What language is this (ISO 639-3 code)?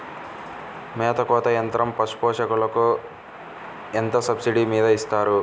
tel